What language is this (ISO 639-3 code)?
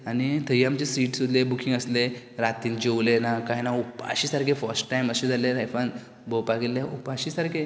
kok